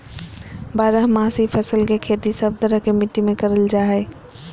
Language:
Magahi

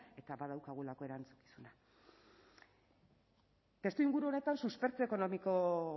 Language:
Basque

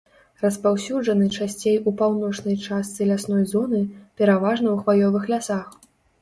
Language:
Belarusian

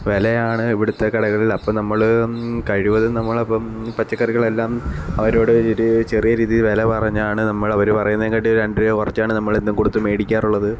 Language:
Malayalam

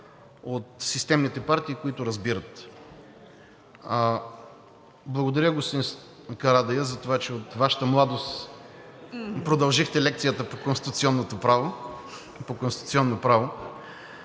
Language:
Bulgarian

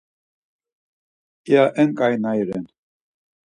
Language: Laz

